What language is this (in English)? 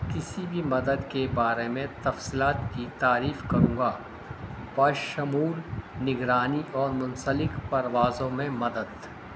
Urdu